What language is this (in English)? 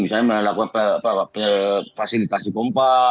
Indonesian